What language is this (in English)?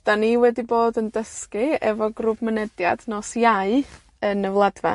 Welsh